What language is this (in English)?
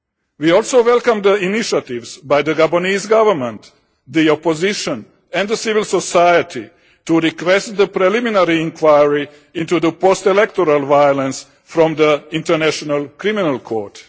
English